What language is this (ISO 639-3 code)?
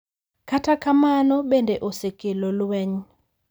luo